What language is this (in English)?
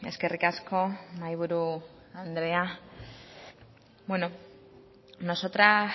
Basque